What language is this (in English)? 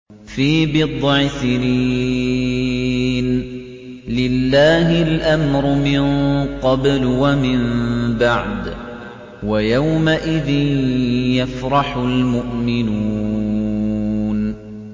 Arabic